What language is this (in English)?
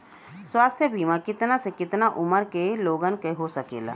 Bhojpuri